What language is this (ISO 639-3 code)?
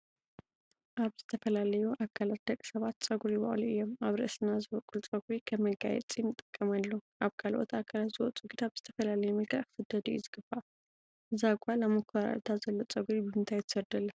tir